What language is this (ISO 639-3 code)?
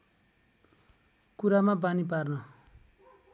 nep